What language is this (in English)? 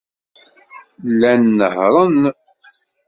Kabyle